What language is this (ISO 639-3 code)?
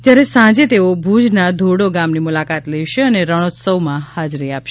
guj